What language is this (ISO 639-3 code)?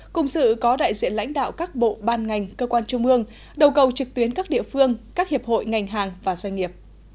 vie